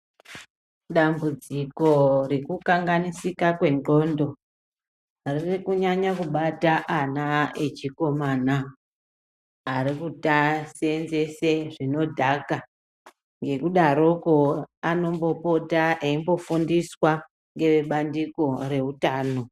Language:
Ndau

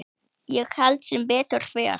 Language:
Icelandic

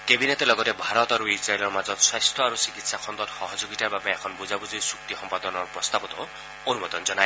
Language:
Assamese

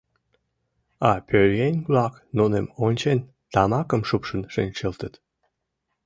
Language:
Mari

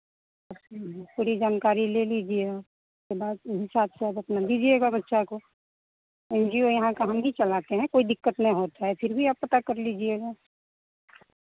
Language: Hindi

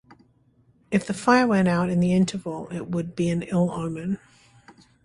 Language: English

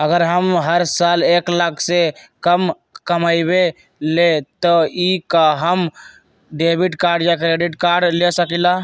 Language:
Magahi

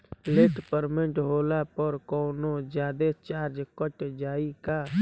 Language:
Bhojpuri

